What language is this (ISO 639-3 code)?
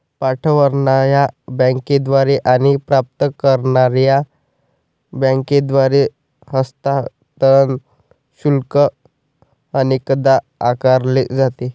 mar